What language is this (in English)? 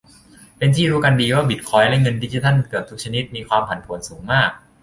Thai